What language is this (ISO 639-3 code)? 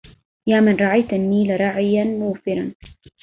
ara